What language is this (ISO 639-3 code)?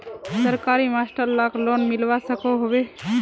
mag